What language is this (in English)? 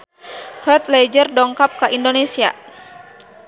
Sundanese